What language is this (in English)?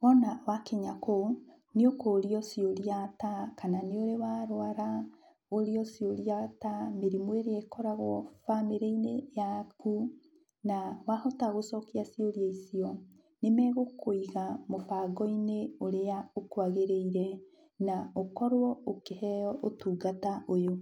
Kikuyu